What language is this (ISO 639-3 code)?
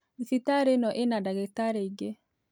kik